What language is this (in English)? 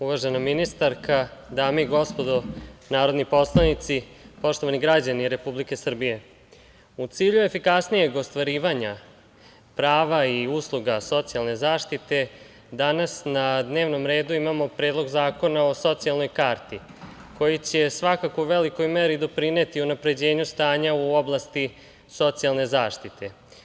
Serbian